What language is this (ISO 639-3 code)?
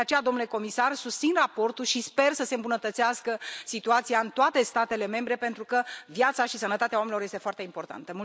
ron